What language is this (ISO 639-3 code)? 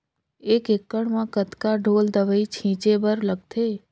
hne